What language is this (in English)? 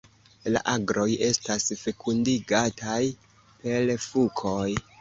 Esperanto